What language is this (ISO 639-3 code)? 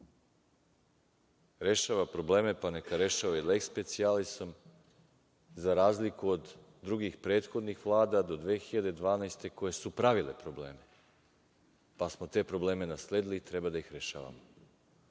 srp